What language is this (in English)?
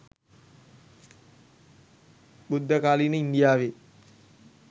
Sinhala